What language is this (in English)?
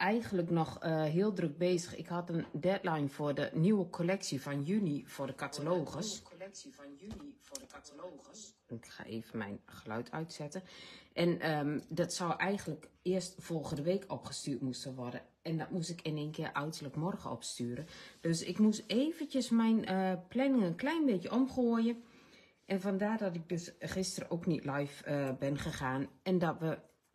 Dutch